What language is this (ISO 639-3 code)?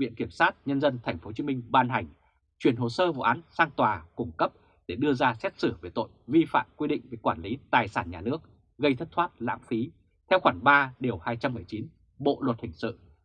vie